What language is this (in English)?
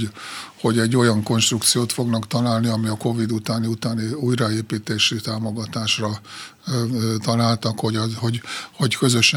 Hungarian